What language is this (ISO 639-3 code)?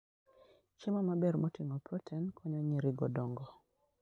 luo